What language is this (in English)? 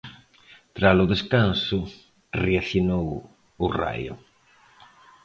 Galician